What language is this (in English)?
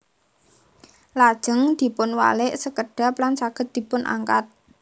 Javanese